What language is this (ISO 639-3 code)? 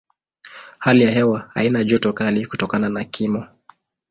swa